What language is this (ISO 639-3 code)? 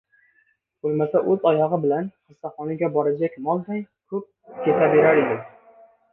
uzb